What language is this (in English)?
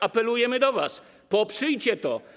Polish